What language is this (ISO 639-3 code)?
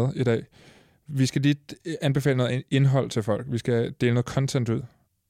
dan